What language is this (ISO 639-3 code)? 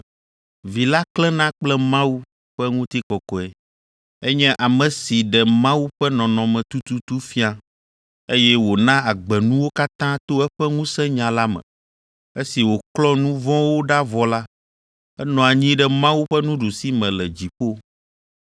ewe